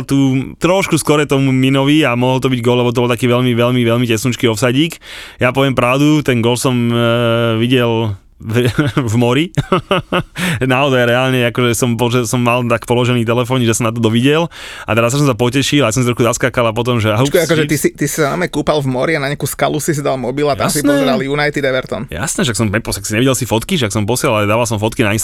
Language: Slovak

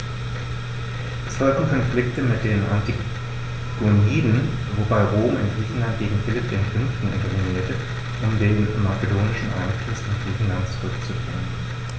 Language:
German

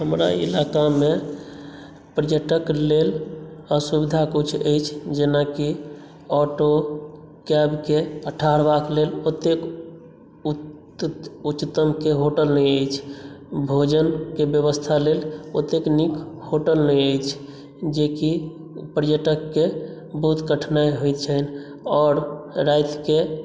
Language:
Maithili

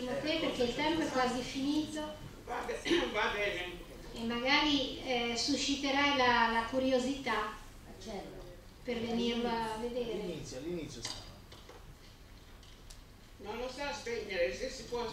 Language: Italian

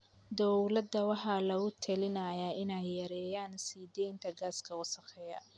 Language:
Somali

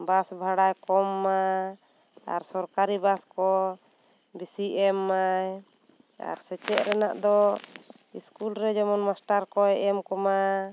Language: Santali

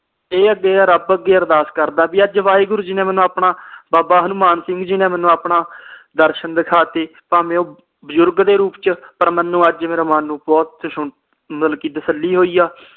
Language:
Punjabi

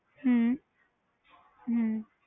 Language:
Punjabi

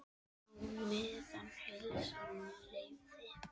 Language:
Icelandic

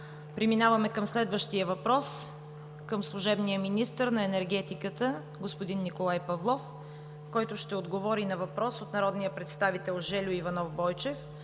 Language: Bulgarian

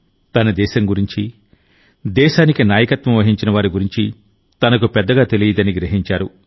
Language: Telugu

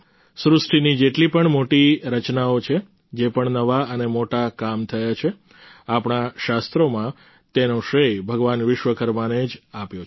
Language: Gujarati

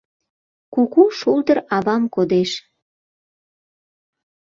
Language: Mari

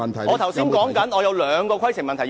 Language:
Cantonese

